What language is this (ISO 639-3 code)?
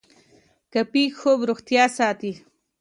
pus